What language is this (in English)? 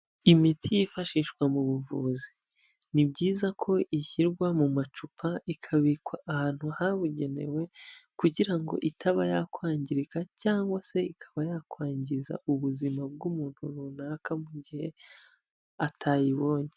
Kinyarwanda